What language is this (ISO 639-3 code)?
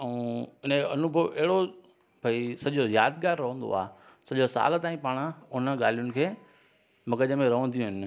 snd